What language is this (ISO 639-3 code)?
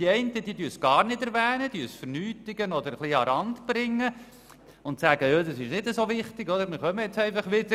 gsw